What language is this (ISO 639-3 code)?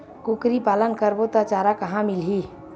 hne